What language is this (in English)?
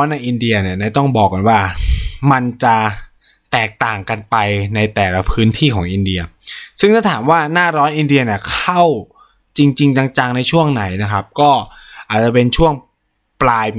Thai